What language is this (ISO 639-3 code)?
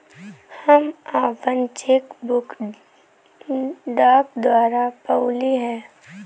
bho